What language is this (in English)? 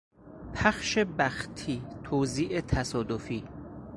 Persian